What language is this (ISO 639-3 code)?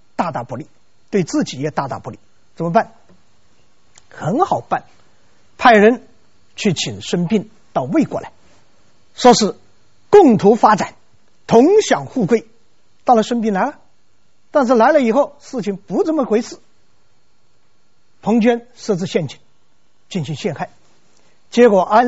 zho